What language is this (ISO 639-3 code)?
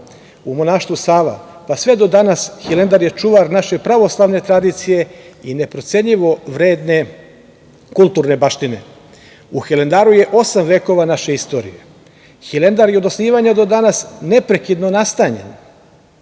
srp